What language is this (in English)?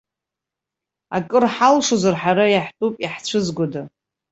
Abkhazian